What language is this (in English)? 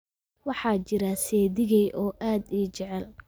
Somali